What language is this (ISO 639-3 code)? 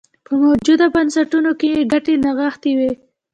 pus